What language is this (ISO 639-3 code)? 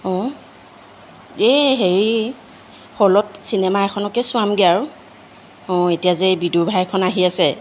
asm